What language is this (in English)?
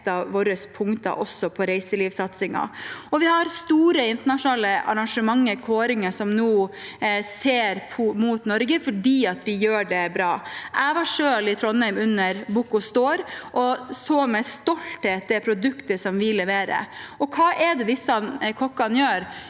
Norwegian